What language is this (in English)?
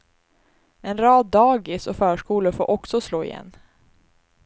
Swedish